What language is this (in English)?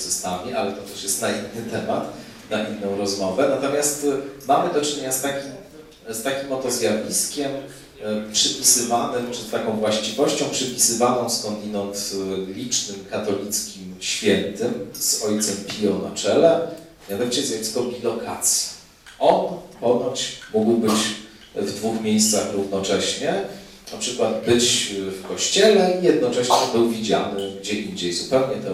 Polish